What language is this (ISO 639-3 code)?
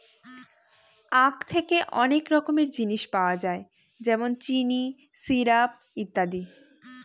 ben